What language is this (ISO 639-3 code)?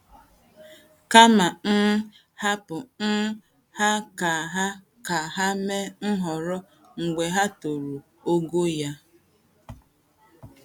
ibo